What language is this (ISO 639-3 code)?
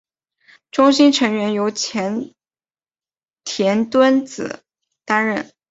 zho